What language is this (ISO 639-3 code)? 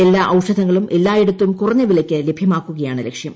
mal